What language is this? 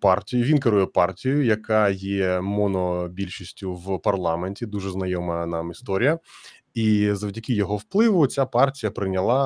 Ukrainian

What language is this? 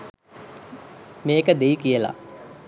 Sinhala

